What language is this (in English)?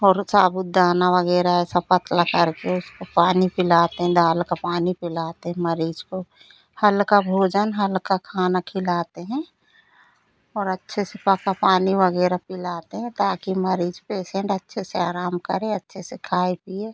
Hindi